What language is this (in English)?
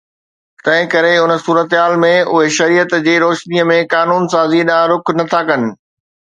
Sindhi